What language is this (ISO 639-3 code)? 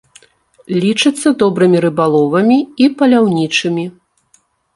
bel